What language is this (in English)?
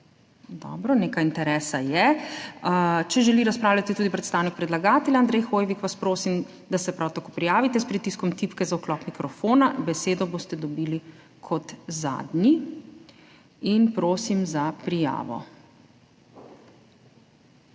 Slovenian